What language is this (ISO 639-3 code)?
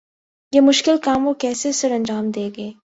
urd